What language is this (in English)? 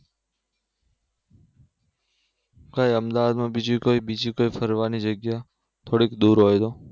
Gujarati